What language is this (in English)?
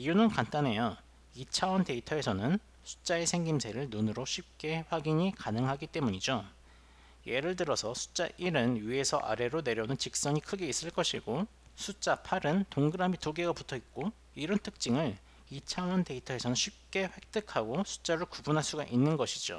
Korean